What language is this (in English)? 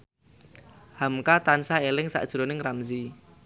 Javanese